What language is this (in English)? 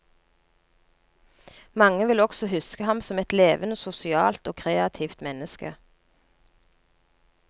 Norwegian